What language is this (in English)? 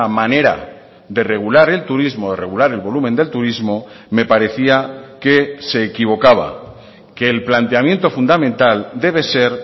Spanish